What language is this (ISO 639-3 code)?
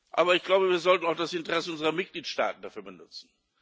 deu